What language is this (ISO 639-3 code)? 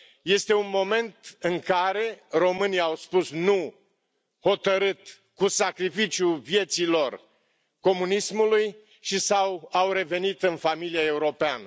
ron